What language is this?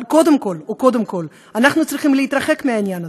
Hebrew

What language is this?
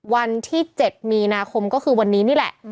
Thai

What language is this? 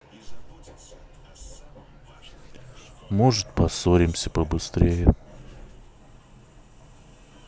Russian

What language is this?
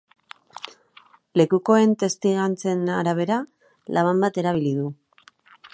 Basque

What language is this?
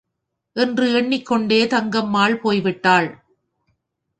Tamil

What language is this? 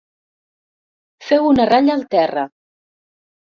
Catalan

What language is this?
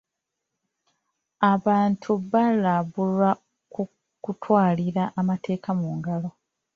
Ganda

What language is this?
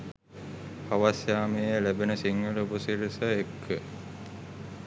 Sinhala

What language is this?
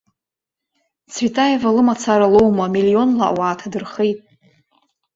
Abkhazian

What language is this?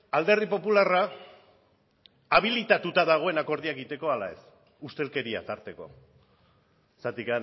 Basque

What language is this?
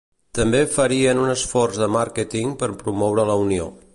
Catalan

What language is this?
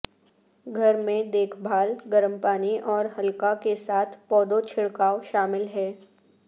Urdu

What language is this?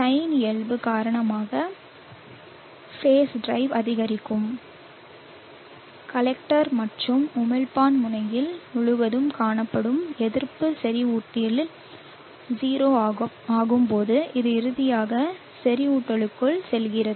Tamil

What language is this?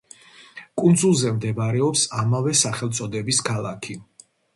Georgian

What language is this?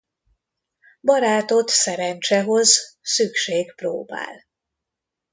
Hungarian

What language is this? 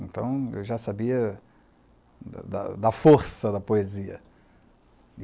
Portuguese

